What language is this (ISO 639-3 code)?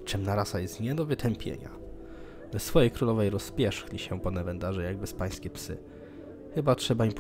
pol